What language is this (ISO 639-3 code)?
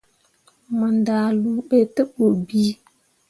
mua